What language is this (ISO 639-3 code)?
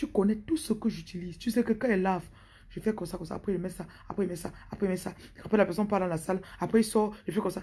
fra